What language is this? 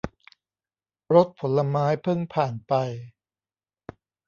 Thai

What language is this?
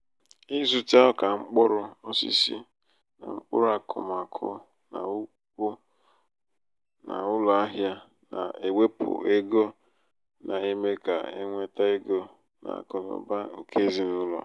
Igbo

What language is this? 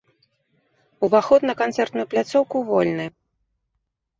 Belarusian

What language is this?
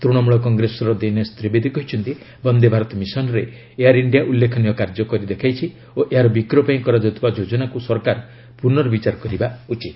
Odia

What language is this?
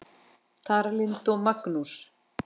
Icelandic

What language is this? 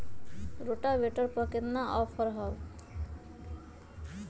Magahi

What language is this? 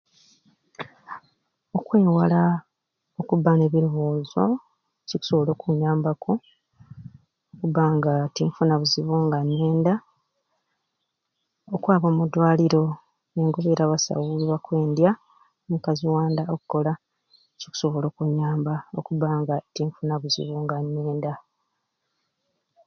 Ruuli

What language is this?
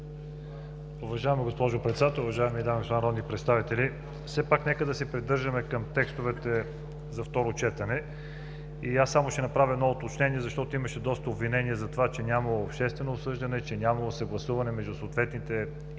Bulgarian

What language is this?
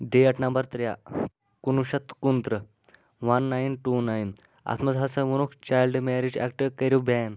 Kashmiri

